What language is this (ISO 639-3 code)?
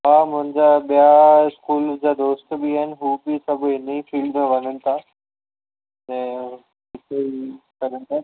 snd